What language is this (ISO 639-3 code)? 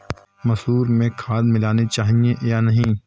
hin